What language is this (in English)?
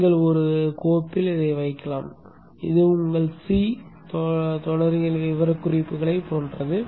Tamil